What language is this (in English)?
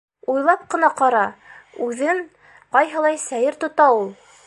Bashkir